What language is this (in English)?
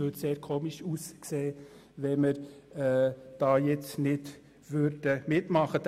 Swiss German